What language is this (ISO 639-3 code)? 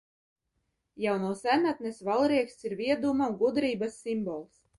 lav